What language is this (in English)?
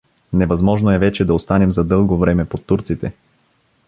Bulgarian